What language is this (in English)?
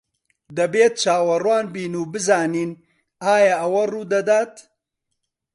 Central Kurdish